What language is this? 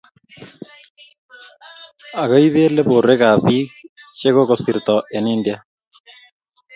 Kalenjin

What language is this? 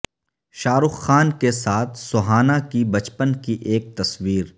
Urdu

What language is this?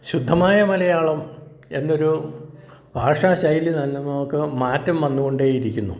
Malayalam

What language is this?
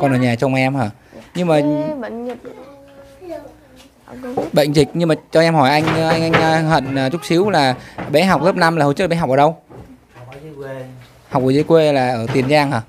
Vietnamese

